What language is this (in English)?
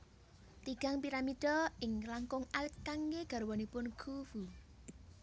Javanese